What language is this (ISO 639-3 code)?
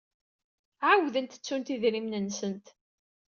kab